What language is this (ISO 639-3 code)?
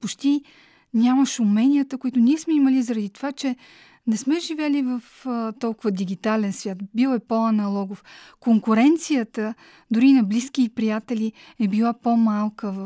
bul